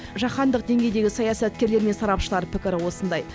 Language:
Kazakh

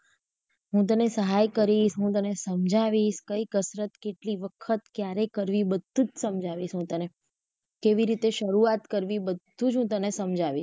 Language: Gujarati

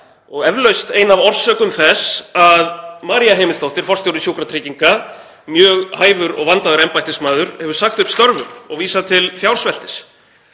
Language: Icelandic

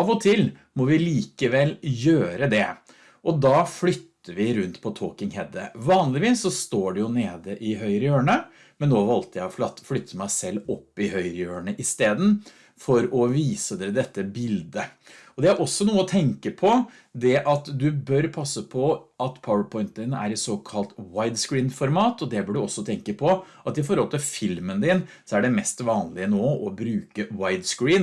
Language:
Norwegian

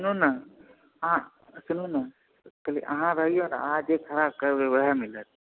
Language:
Maithili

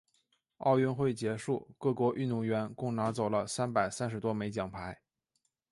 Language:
Chinese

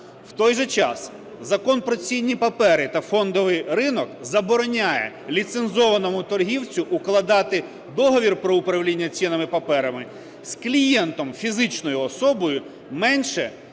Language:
Ukrainian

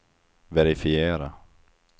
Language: Swedish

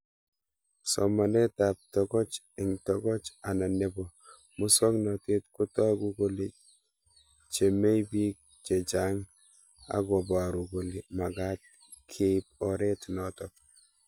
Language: Kalenjin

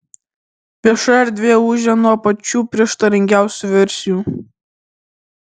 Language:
Lithuanian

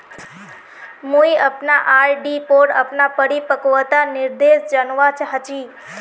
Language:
Magahi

